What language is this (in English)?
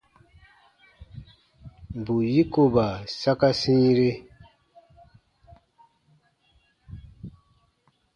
Baatonum